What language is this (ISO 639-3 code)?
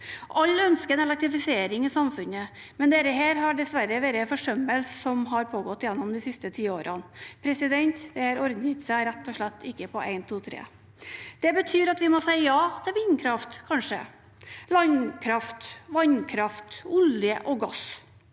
nor